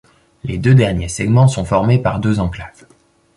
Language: French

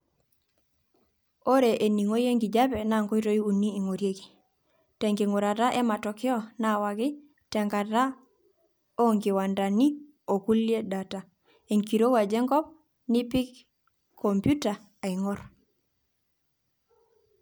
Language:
Masai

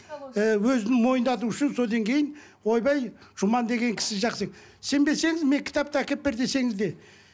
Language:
Kazakh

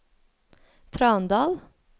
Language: Norwegian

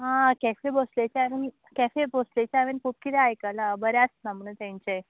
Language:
Konkani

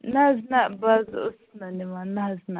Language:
Kashmiri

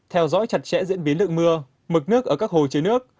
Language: Vietnamese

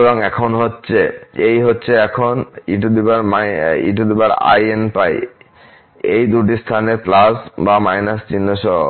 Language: Bangla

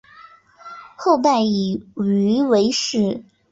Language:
Chinese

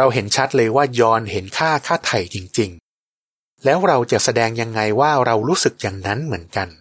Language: Thai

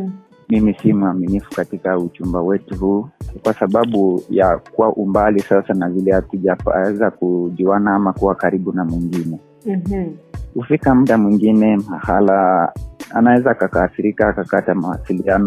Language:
Swahili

